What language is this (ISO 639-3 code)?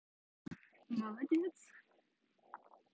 rus